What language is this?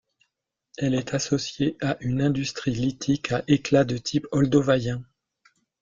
French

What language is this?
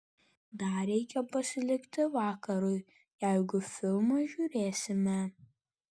Lithuanian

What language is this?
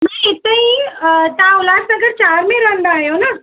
Sindhi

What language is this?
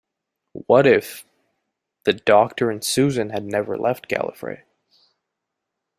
English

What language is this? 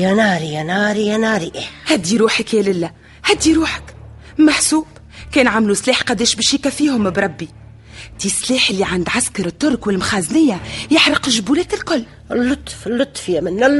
Arabic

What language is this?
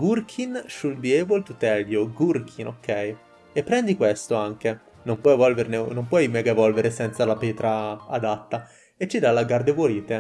Italian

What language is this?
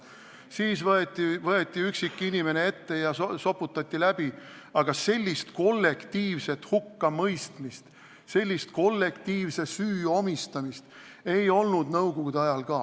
Estonian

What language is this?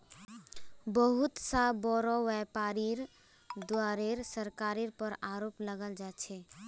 Magahi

